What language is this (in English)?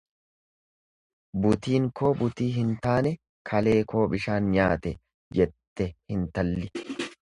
Oromo